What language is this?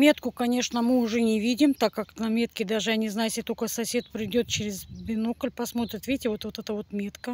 Russian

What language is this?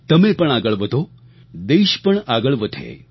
Gujarati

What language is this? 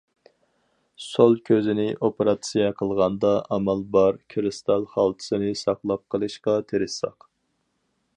Uyghur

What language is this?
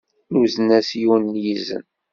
Kabyle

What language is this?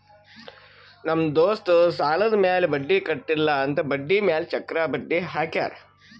Kannada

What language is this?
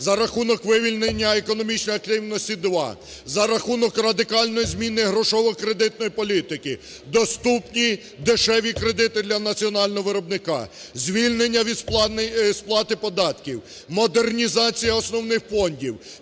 Ukrainian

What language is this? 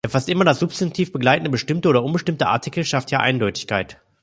German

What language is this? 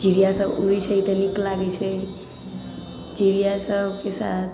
Maithili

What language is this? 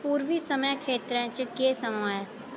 Dogri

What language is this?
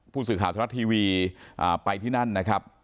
Thai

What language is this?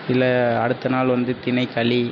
Tamil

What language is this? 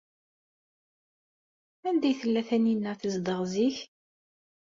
Kabyle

